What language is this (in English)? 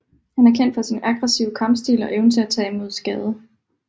Danish